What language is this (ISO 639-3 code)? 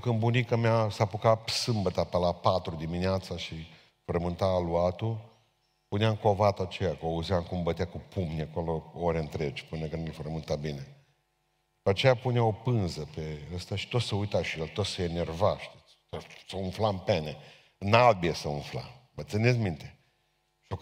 ron